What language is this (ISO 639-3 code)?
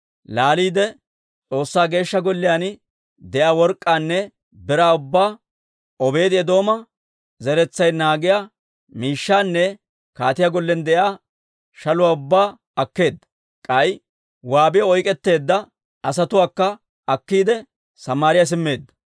dwr